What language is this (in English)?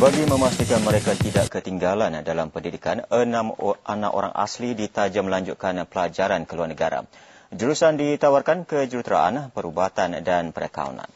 Malay